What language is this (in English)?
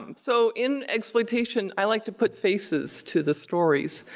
English